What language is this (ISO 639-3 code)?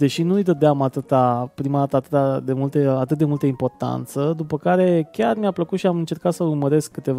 ron